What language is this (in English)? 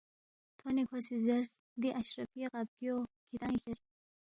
Balti